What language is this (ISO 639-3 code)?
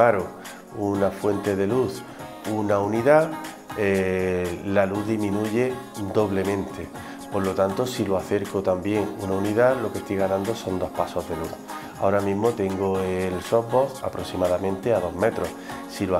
spa